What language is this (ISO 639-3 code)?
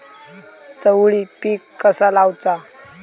mar